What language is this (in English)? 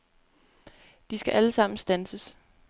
Danish